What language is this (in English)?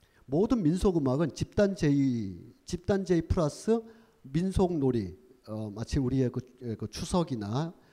Korean